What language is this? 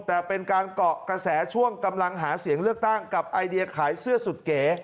Thai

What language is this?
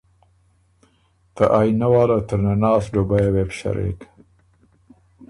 Ormuri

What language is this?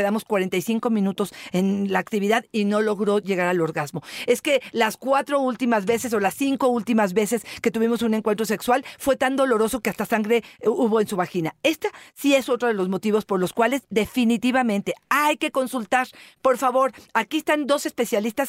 Spanish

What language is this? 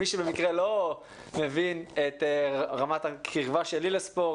Hebrew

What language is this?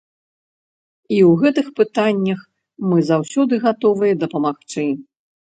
Belarusian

